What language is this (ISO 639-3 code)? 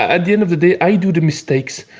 eng